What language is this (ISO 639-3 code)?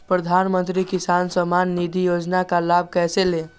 mag